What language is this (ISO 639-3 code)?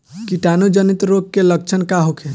bho